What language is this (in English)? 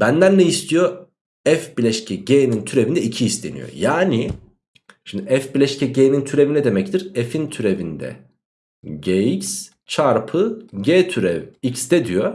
Turkish